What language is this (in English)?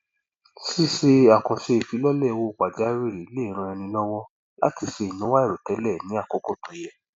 Yoruba